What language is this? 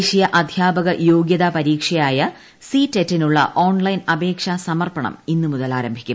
Malayalam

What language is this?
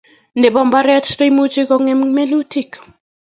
Kalenjin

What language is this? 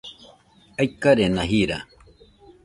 Nüpode Huitoto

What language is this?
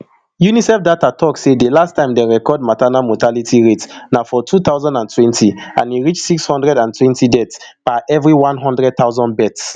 Nigerian Pidgin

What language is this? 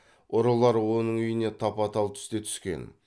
Kazakh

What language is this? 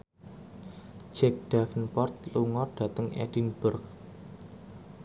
Javanese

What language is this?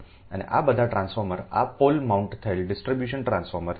Gujarati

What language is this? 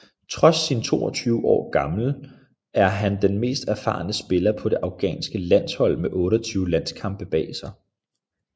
Danish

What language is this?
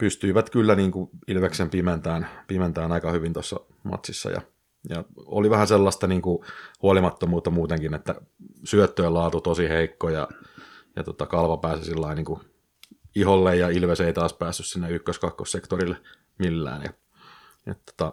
Finnish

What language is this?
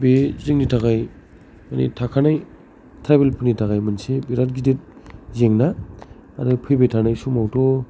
Bodo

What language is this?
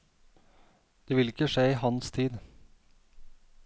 Norwegian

